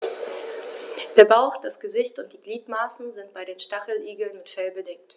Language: German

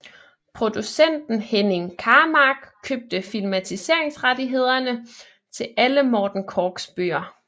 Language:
Danish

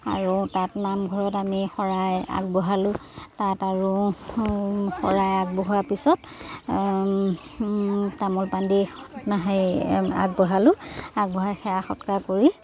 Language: Assamese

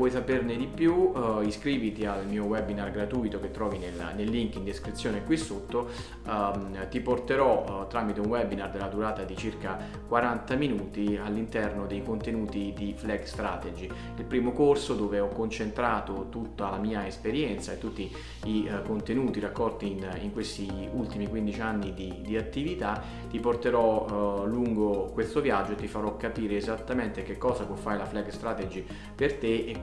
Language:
Italian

